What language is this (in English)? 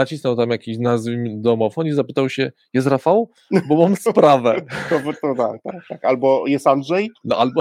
Polish